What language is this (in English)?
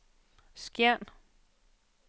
Danish